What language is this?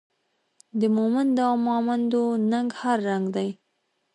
Pashto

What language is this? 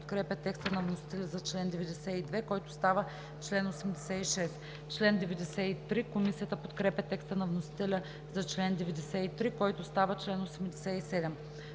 Bulgarian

